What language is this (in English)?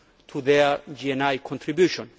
English